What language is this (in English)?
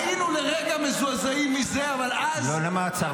Hebrew